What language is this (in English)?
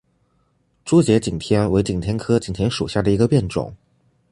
Chinese